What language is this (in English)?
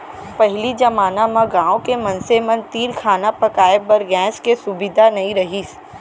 Chhattisgarhi